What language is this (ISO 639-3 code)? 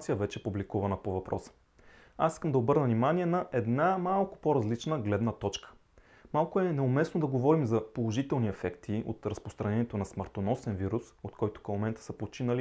bul